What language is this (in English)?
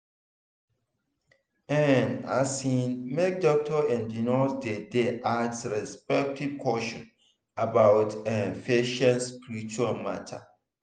Nigerian Pidgin